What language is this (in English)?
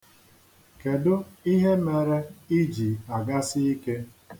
Igbo